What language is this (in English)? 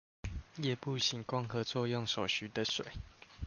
Chinese